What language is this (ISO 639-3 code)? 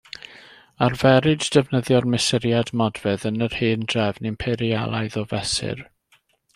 cym